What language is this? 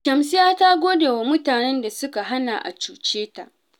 Hausa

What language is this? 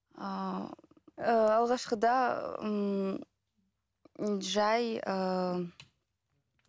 Kazakh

